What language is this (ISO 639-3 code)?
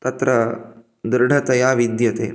san